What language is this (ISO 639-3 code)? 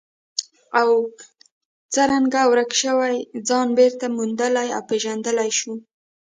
pus